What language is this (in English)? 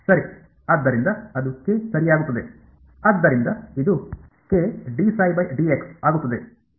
Kannada